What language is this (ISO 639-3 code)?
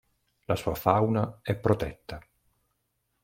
ita